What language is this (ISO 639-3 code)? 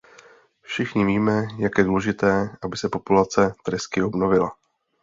ces